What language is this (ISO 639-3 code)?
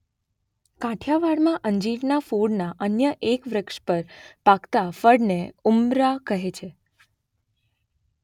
guj